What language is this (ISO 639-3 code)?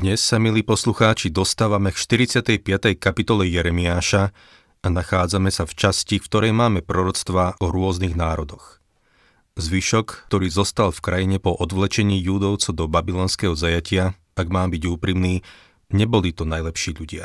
slk